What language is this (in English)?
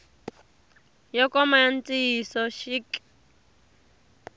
Tsonga